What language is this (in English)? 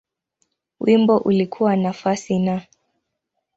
Swahili